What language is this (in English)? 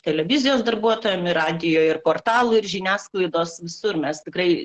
Lithuanian